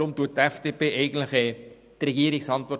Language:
Swiss German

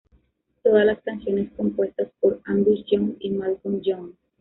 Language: Spanish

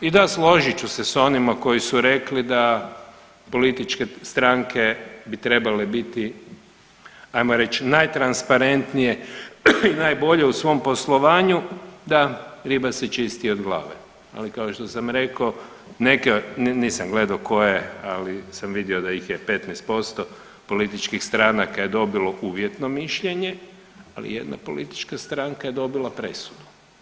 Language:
Croatian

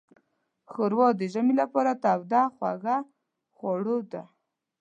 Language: Pashto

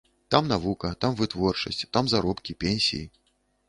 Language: Belarusian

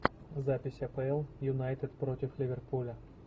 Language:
Russian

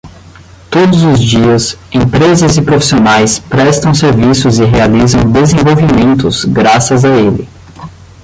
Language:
Portuguese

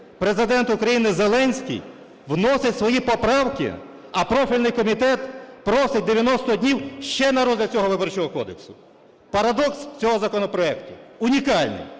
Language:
Ukrainian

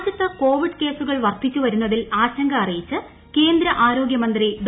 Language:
Malayalam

